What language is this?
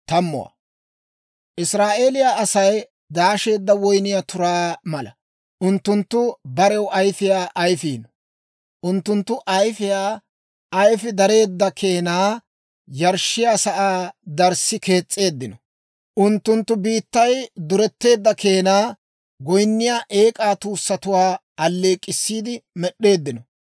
Dawro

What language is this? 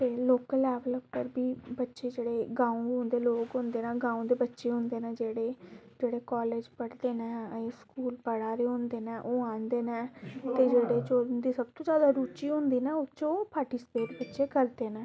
Dogri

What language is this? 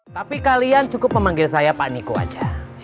Indonesian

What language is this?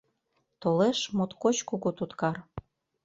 Mari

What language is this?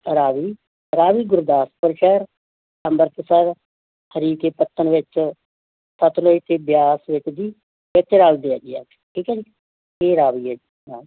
Punjabi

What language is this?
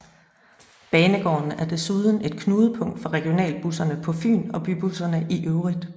Danish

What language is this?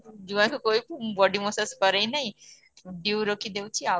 Odia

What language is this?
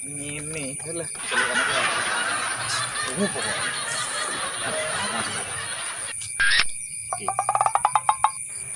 Indonesian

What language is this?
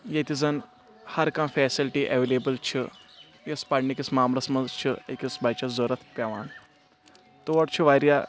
Kashmiri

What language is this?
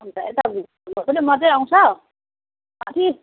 Nepali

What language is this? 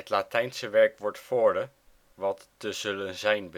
Dutch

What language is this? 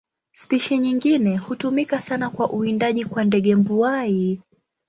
Swahili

